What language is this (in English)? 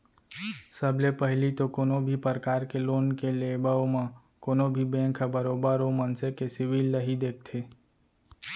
Chhattisgarhi